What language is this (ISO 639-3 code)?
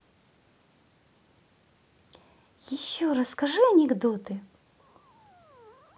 rus